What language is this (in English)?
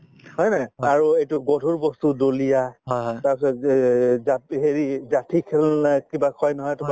Assamese